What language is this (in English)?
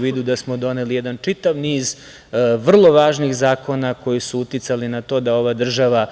Serbian